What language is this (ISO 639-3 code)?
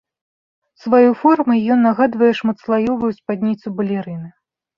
bel